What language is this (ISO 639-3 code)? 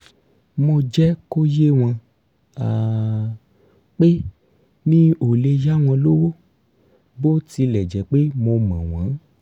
yor